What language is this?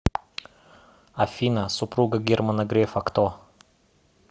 Russian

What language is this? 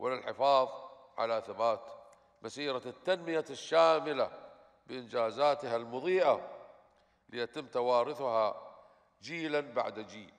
Arabic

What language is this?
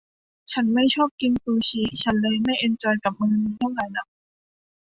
Thai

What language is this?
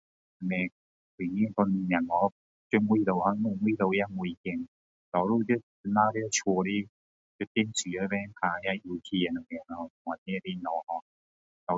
Min Dong Chinese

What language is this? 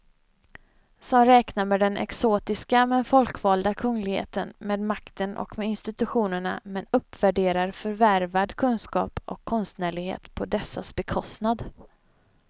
Swedish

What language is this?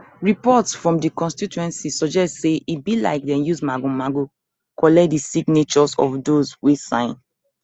Nigerian Pidgin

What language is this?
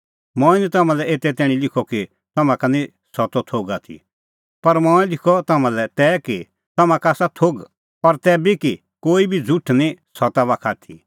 Kullu Pahari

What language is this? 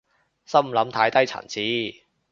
Cantonese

